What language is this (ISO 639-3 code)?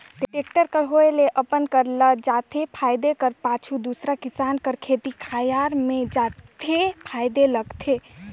hne